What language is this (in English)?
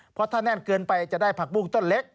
Thai